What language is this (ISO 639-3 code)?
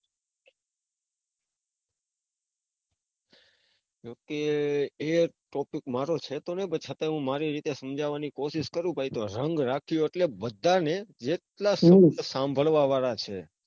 guj